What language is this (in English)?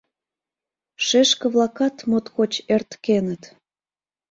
Mari